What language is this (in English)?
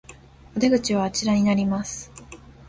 Japanese